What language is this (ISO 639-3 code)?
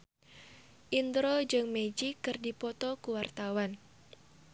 sun